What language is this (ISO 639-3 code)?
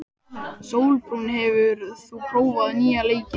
isl